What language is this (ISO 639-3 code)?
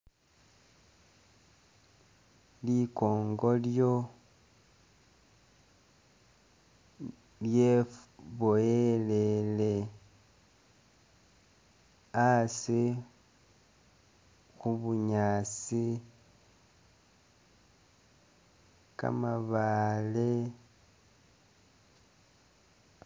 myx